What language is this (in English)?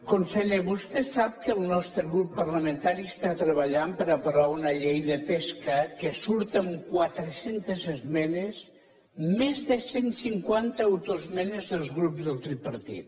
Catalan